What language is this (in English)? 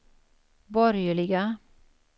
Swedish